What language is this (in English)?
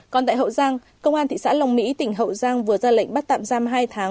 Vietnamese